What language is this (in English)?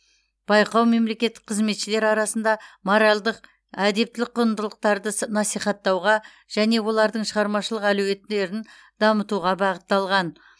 Kazakh